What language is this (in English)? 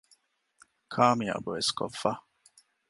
Divehi